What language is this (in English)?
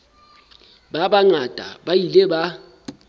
Southern Sotho